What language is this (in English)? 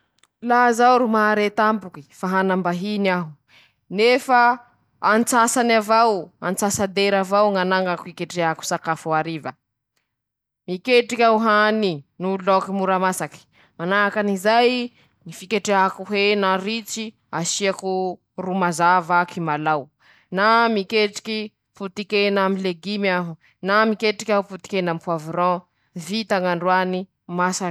Masikoro Malagasy